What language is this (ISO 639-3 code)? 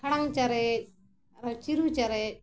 sat